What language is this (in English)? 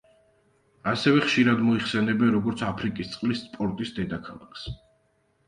Georgian